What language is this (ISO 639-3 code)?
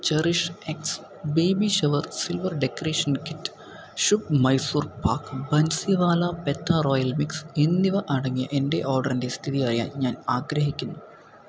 mal